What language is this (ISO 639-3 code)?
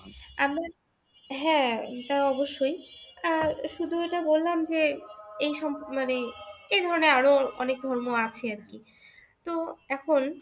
ben